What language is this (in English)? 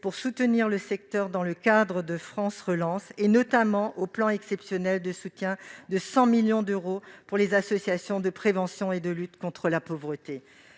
French